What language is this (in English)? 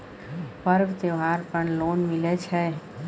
Maithili